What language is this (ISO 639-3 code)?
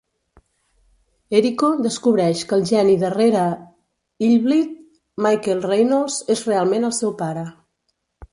cat